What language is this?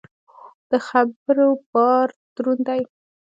Pashto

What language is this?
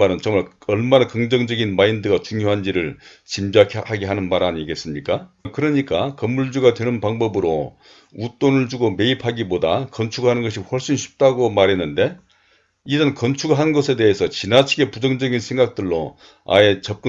Korean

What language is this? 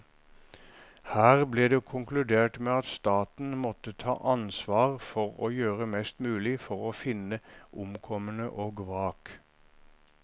Norwegian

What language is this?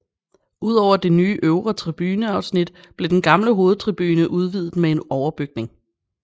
Danish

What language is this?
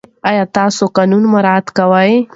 Pashto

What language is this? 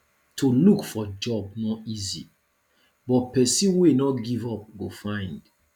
Nigerian Pidgin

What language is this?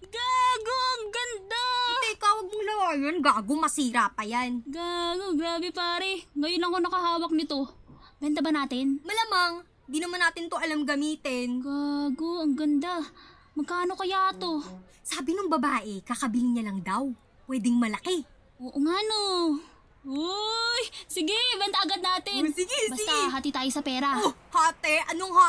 Filipino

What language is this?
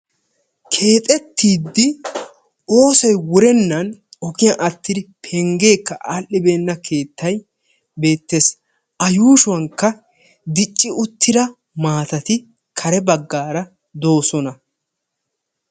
Wolaytta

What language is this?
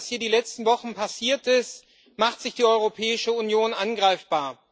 German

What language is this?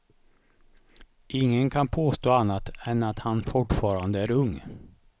Swedish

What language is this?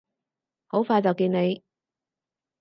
Cantonese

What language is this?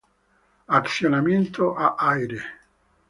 Spanish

